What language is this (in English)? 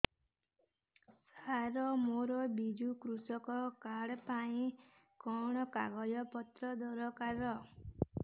Odia